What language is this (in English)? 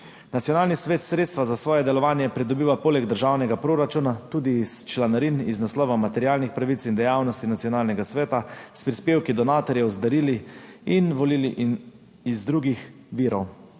Slovenian